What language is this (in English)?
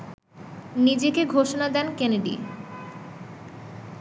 Bangla